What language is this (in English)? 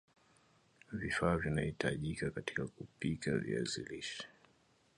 Swahili